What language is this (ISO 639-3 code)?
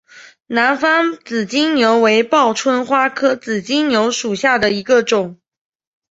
zho